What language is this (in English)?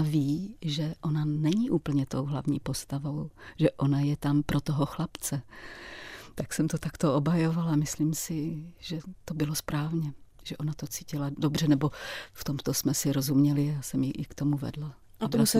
Czech